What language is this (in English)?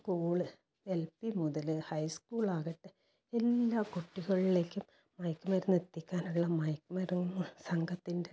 Malayalam